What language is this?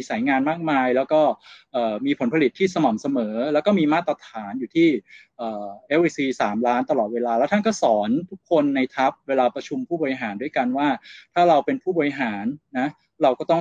Thai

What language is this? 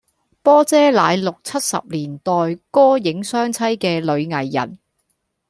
Cantonese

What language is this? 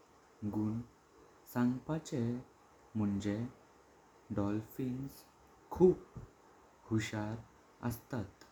Konkani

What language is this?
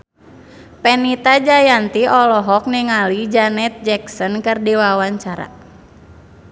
Sundanese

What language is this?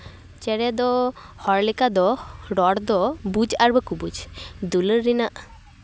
Santali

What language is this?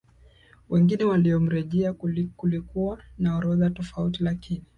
Swahili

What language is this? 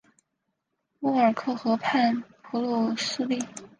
Chinese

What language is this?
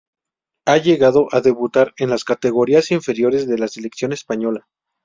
Spanish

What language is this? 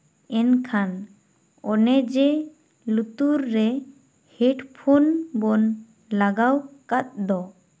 Santali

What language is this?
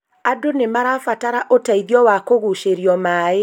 Kikuyu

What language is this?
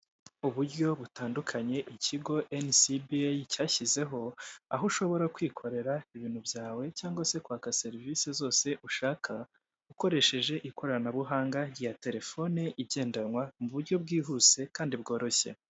Kinyarwanda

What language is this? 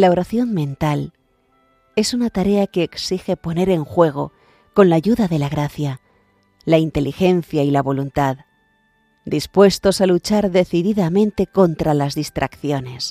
Spanish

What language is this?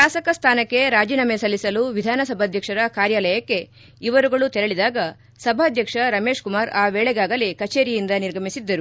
Kannada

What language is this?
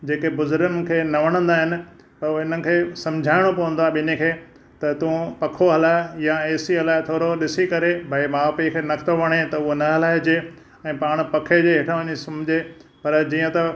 Sindhi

